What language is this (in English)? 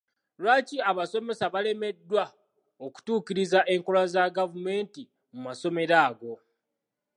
Ganda